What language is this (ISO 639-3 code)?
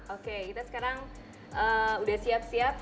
ind